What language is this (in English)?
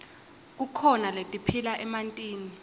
Swati